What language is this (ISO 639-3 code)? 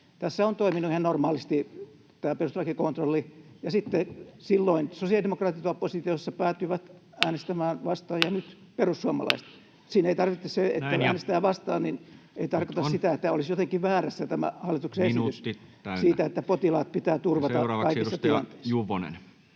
fin